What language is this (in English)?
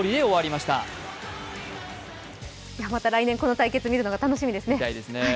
Japanese